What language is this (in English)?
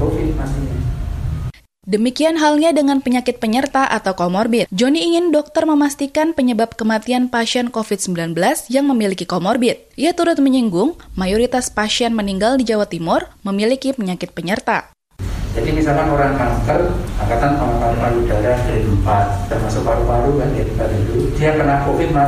Indonesian